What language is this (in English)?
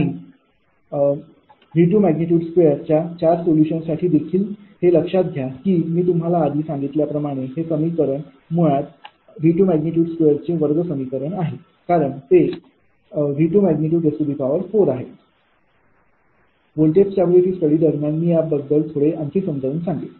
Marathi